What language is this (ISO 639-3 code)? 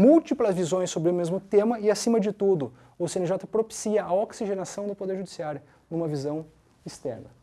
por